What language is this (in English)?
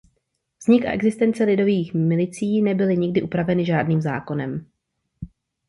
Czech